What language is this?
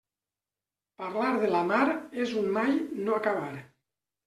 Catalan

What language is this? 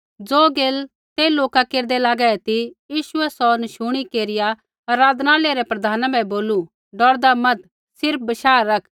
Kullu Pahari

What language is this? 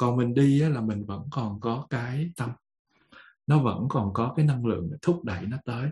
Vietnamese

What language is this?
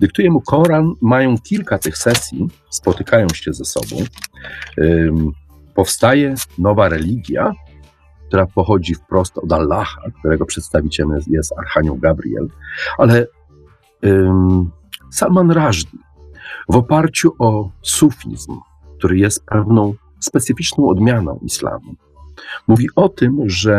Polish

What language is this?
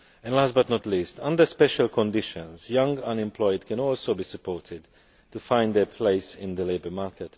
English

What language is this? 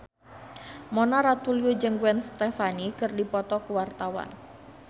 Sundanese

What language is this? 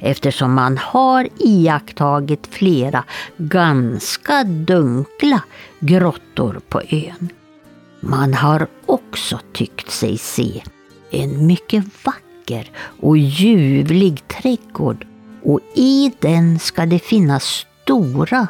Swedish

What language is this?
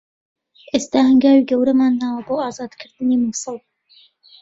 Central Kurdish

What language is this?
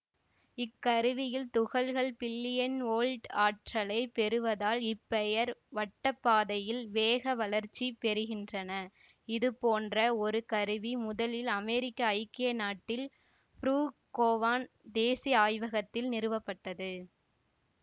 Tamil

